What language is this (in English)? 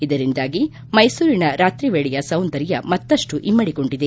Kannada